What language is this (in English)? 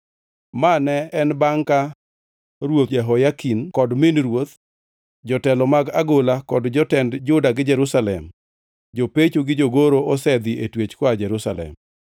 Luo (Kenya and Tanzania)